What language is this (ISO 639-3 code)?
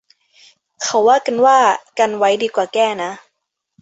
tha